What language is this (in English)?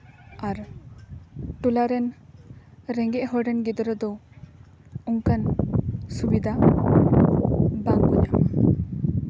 Santali